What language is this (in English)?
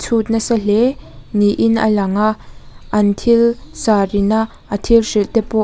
Mizo